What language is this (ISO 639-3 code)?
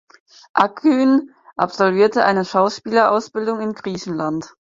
deu